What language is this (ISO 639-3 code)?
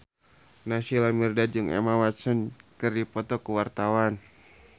sun